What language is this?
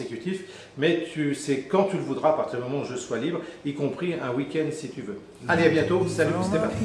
French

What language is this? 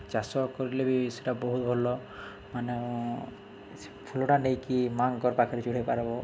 Odia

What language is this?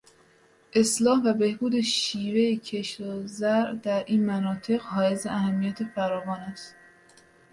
Persian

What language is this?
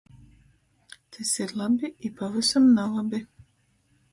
Latgalian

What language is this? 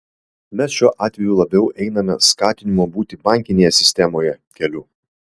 Lithuanian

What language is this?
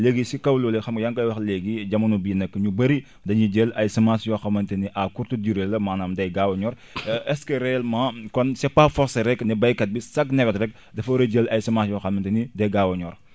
Wolof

